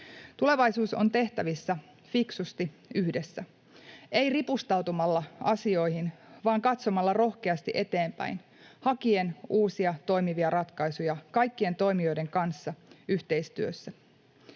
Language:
Finnish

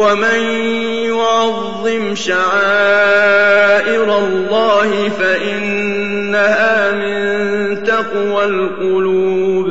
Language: Arabic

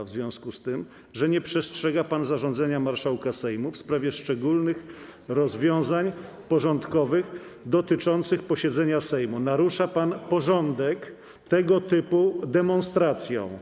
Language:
Polish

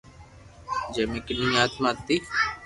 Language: Loarki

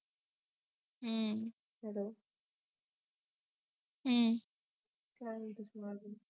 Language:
Marathi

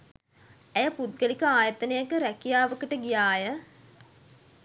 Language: Sinhala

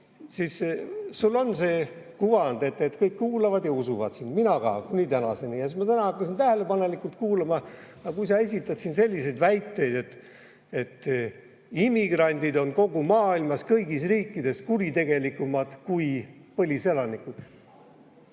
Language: Estonian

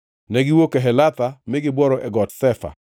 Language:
Luo (Kenya and Tanzania)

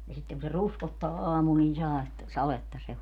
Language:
Finnish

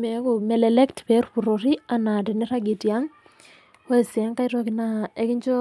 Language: Masai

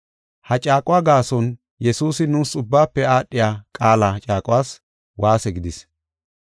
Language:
Gofa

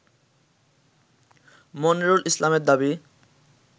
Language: Bangla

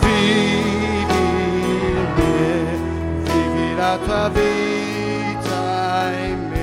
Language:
Slovak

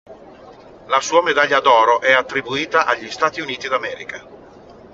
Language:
Italian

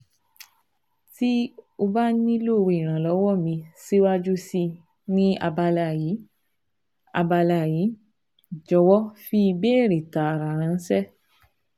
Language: Yoruba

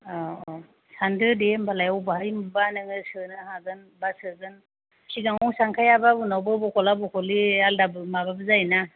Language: Bodo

